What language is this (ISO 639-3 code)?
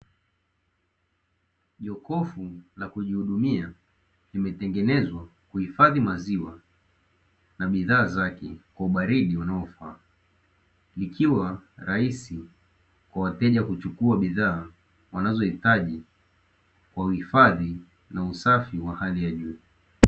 swa